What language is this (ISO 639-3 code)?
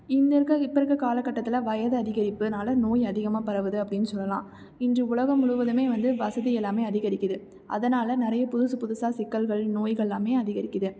tam